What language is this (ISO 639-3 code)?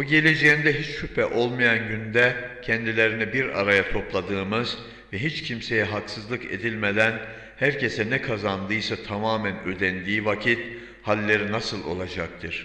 tur